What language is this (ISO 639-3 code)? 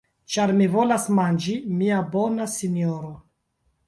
epo